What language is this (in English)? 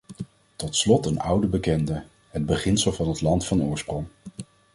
Dutch